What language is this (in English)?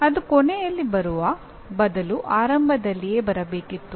Kannada